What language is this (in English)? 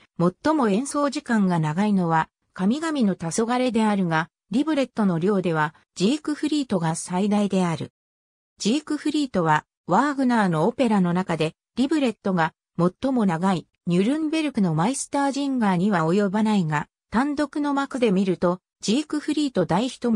Japanese